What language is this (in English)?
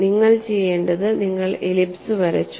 Malayalam